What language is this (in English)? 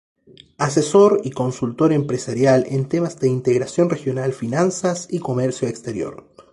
Spanish